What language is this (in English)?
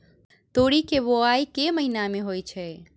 Maithili